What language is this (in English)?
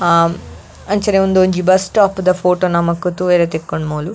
Tulu